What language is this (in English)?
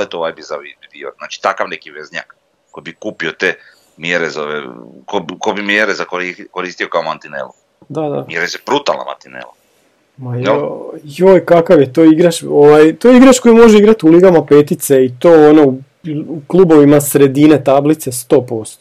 Croatian